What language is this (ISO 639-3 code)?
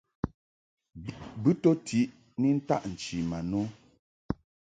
mhk